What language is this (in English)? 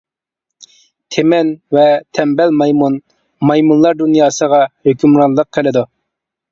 Uyghur